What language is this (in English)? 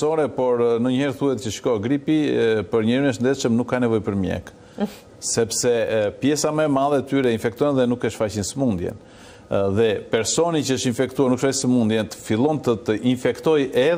Romanian